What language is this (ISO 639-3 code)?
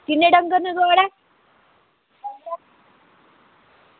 doi